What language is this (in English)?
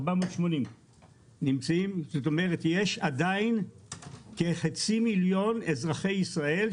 Hebrew